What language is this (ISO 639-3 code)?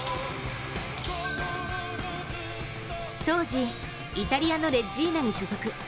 jpn